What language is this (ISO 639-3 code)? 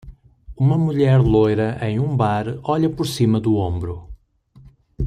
por